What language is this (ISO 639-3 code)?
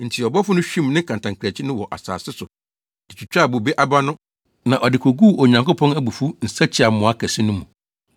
aka